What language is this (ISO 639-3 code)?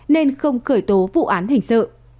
vie